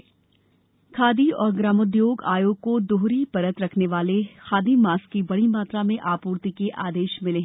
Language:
Hindi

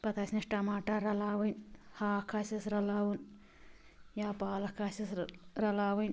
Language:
Kashmiri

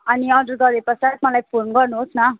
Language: Nepali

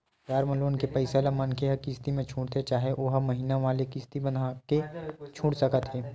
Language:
Chhattisgarhi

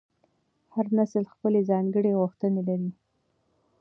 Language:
Pashto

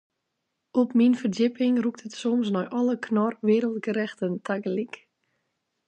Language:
Western Frisian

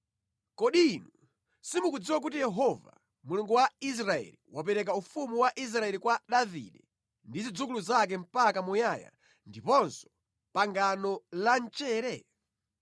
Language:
Nyanja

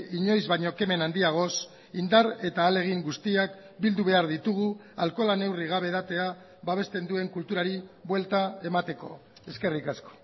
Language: Basque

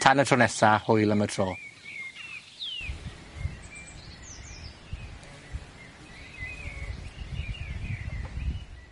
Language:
Welsh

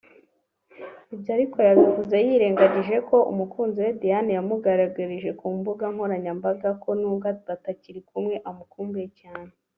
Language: Kinyarwanda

